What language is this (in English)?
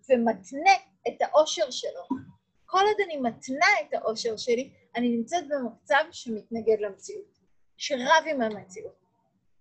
Hebrew